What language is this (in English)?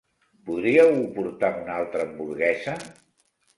Catalan